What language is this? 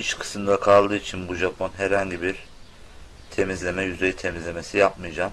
Turkish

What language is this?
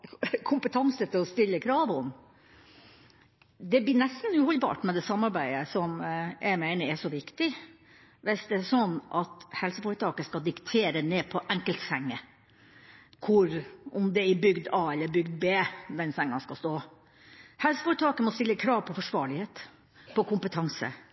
Norwegian Bokmål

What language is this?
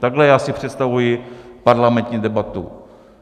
Czech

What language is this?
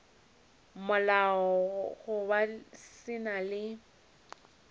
Northern Sotho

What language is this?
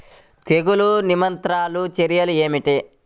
Telugu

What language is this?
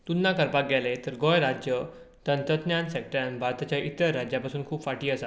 Konkani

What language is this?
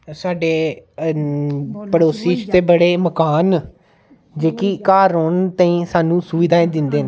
Dogri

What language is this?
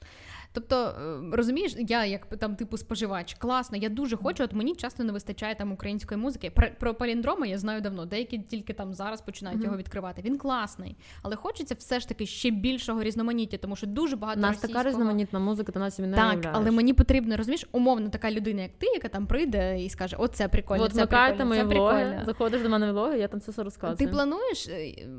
Ukrainian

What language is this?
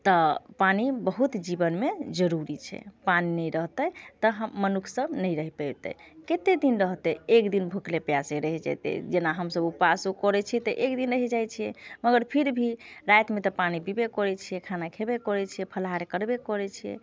Maithili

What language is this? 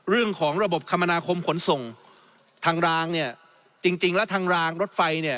Thai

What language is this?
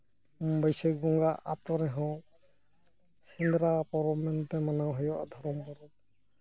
Santali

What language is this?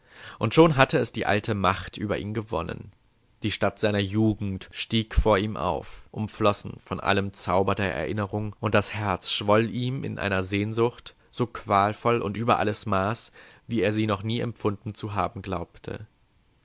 German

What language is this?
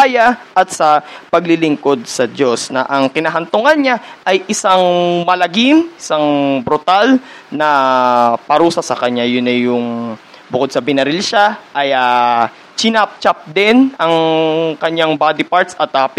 Filipino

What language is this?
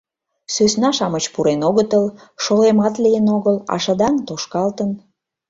Mari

